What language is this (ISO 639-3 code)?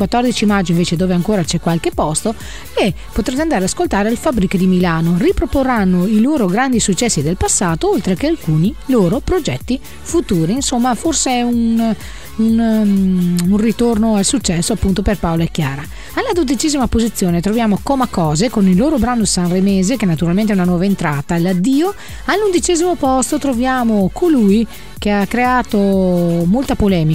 ita